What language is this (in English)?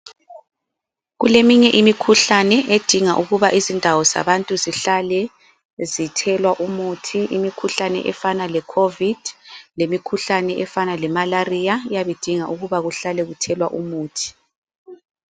North Ndebele